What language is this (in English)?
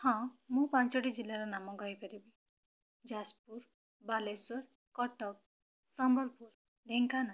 Odia